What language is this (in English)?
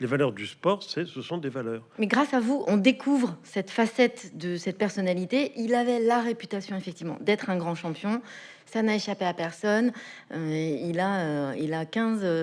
French